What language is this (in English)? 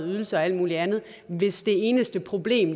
Danish